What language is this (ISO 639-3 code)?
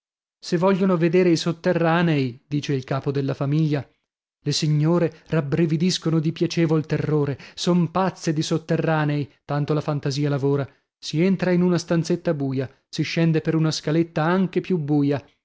ita